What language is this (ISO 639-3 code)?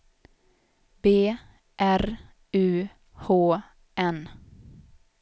swe